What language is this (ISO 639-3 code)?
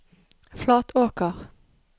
nor